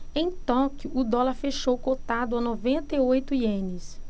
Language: Portuguese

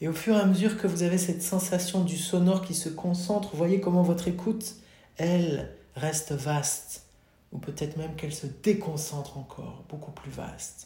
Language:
French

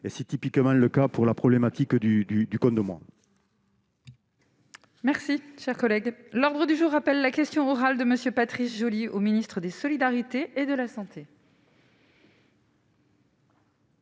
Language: French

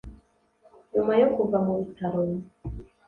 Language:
Kinyarwanda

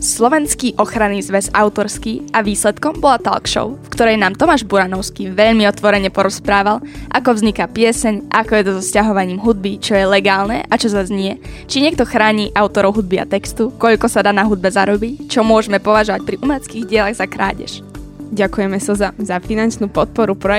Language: Slovak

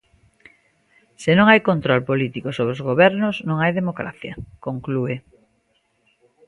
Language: Galician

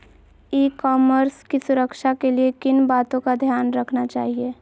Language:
Magahi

